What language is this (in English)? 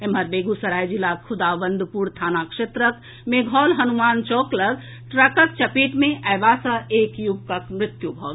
Maithili